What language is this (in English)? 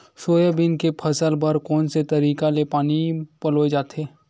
Chhattisgarhi